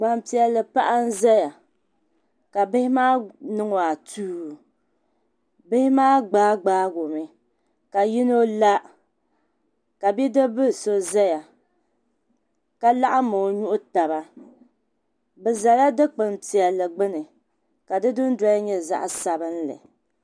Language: Dagbani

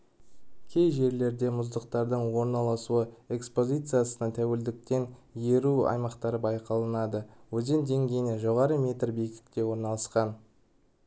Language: Kazakh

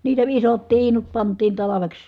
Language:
Finnish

